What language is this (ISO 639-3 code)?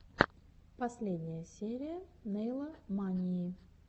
rus